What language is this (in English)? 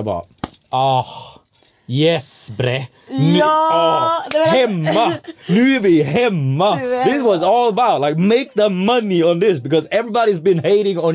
Swedish